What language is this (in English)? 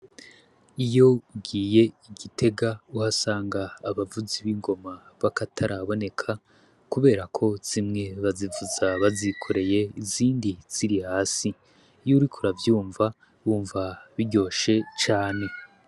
Rundi